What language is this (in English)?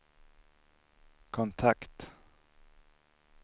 Swedish